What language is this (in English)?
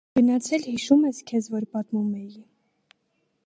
Armenian